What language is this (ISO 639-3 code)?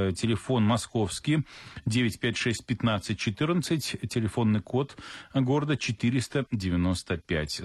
rus